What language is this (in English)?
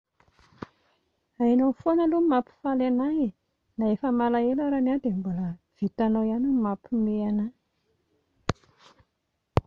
Malagasy